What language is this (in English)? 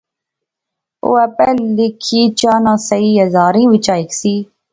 Pahari-Potwari